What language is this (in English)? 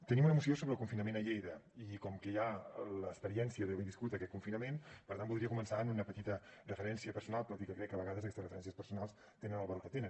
Catalan